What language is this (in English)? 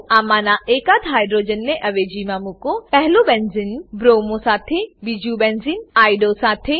Gujarati